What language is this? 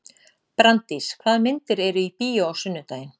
Icelandic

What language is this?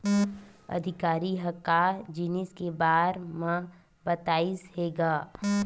Chhattisgarhi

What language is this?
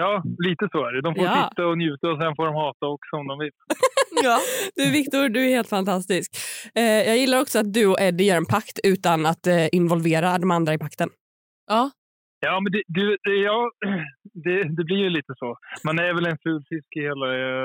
Swedish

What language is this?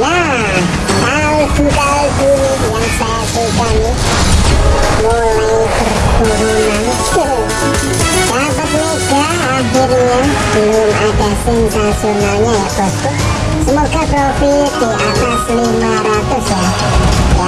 Indonesian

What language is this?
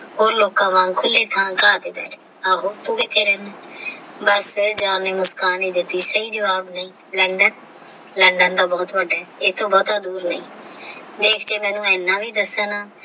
Punjabi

